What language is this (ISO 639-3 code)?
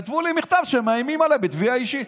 heb